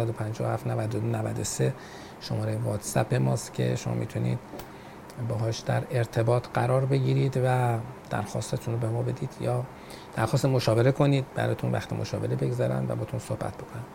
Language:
Persian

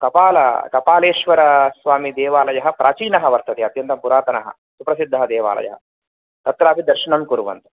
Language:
Sanskrit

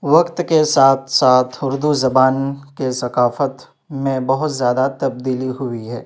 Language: Urdu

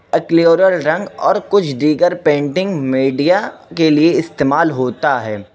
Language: Urdu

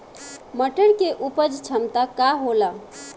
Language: Bhojpuri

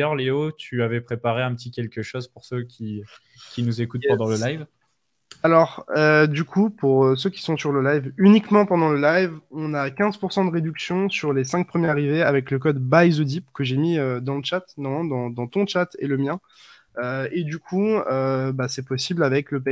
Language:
French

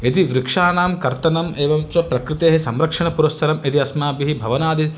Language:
Sanskrit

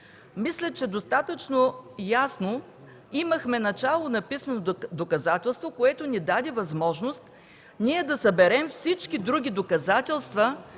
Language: Bulgarian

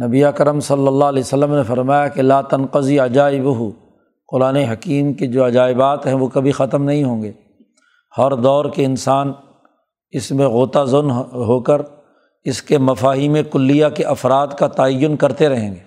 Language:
Urdu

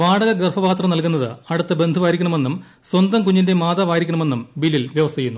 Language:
Malayalam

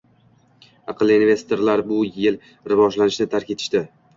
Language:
Uzbek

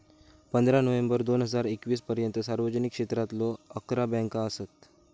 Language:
Marathi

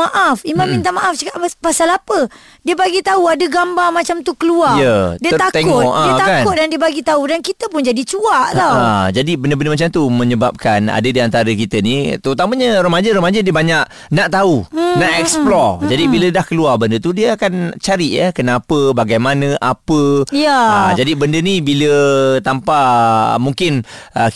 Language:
Malay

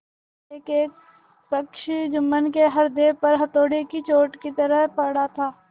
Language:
Hindi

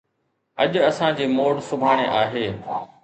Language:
Sindhi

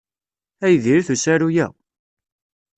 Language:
Kabyle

